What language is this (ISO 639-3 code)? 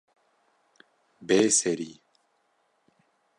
kur